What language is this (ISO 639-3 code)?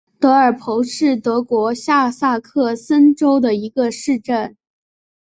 zho